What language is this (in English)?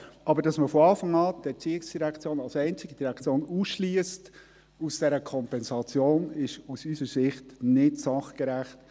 Swiss German